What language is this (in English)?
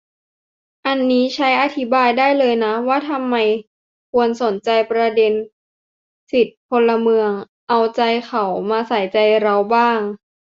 Thai